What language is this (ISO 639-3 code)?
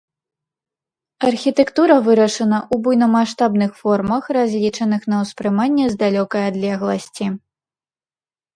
bel